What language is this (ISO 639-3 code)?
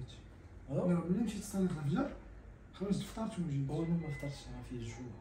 ara